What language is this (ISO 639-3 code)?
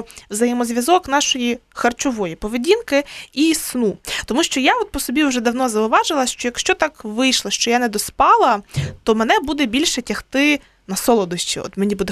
ukr